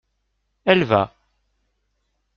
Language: French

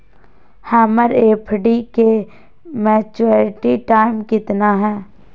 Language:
Magahi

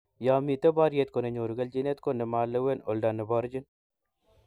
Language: Kalenjin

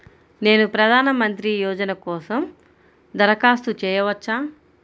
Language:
Telugu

